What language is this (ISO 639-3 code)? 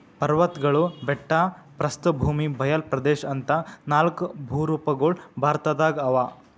kan